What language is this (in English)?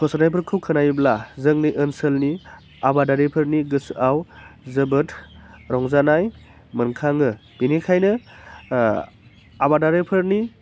Bodo